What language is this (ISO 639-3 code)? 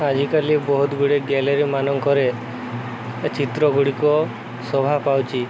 ori